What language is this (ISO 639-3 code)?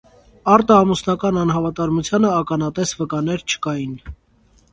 hye